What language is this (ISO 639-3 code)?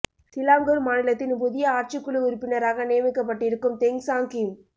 tam